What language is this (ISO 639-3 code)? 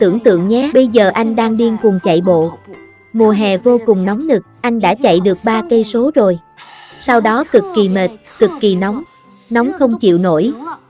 vie